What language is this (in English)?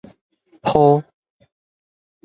Min Nan Chinese